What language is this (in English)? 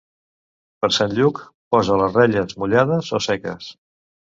Catalan